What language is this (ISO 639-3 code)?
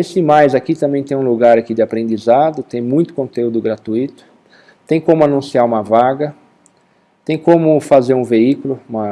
por